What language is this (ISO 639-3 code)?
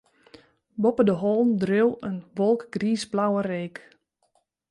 fry